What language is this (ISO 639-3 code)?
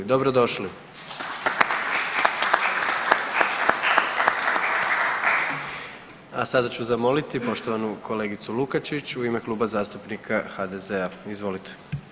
hrv